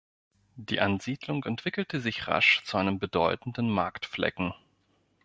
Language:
German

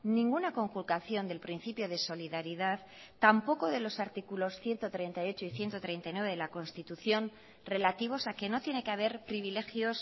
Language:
Spanish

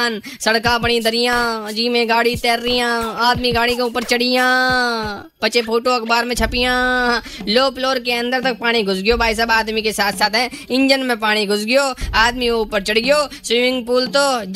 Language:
Hindi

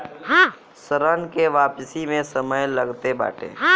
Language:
Bhojpuri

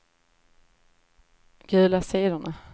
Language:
Swedish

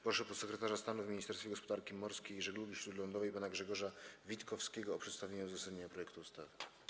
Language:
Polish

